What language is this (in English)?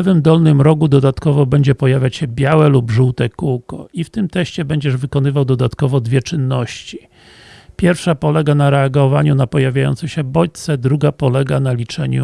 Polish